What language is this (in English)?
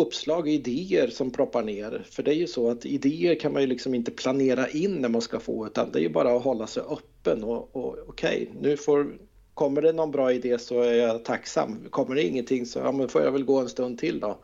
Swedish